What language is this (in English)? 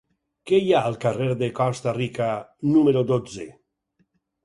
Catalan